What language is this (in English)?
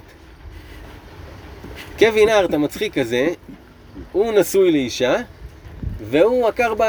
Hebrew